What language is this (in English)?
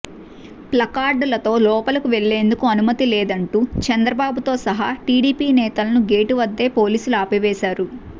Telugu